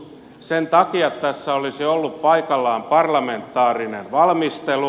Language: Finnish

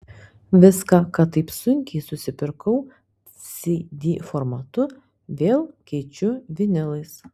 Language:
Lithuanian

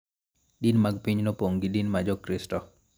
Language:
Luo (Kenya and Tanzania)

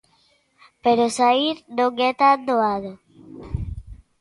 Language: Galician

